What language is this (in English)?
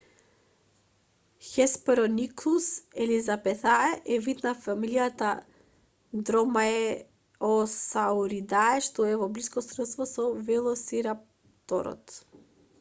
Macedonian